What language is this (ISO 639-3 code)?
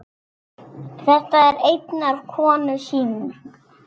isl